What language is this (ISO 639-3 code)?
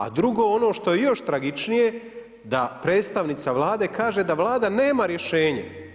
hrv